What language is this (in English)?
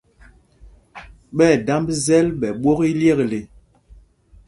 Mpumpong